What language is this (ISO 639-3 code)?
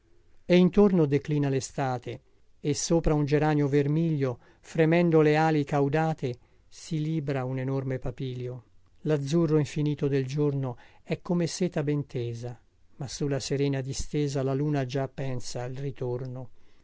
ita